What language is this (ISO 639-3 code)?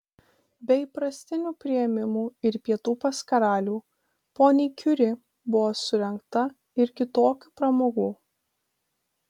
lit